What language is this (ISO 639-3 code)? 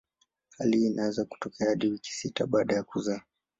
swa